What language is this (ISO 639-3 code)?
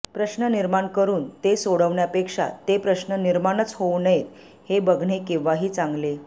mar